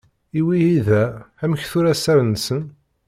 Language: Kabyle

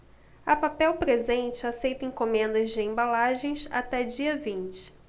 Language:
Portuguese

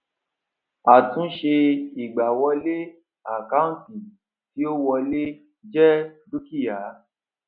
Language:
Yoruba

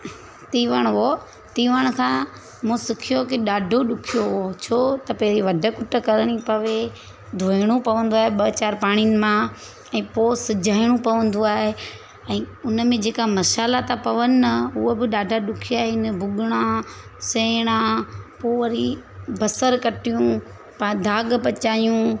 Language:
Sindhi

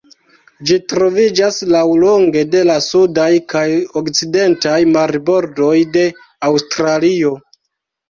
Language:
Esperanto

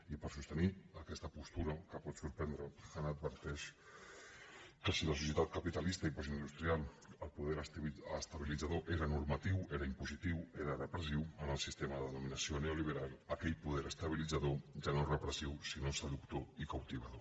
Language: Catalan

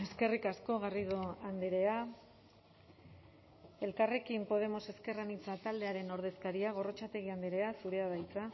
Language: Basque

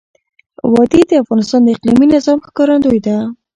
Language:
Pashto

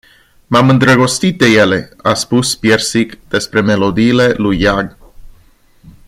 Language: Romanian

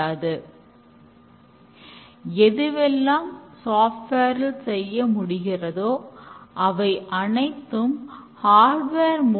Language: Tamil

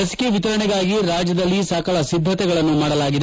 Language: Kannada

